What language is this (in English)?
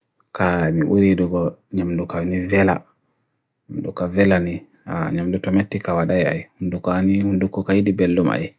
Bagirmi Fulfulde